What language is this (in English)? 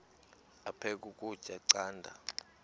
Xhosa